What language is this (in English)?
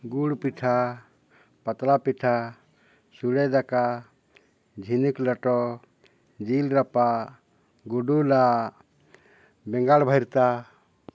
Santali